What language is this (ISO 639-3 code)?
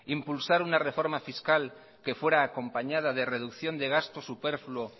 spa